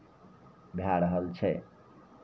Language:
Maithili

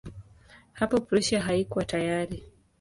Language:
Swahili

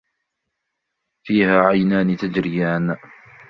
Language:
Arabic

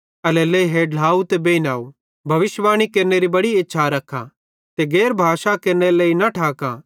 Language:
Bhadrawahi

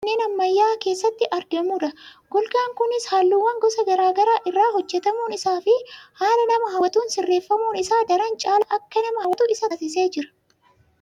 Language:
Oromo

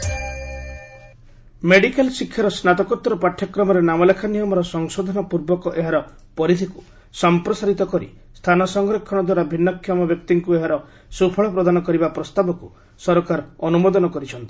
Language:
Odia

